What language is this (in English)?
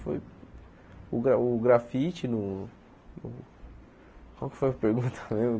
Portuguese